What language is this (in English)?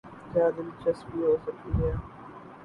Urdu